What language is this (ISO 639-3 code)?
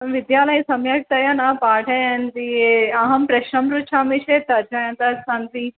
san